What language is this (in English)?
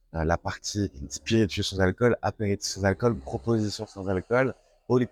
French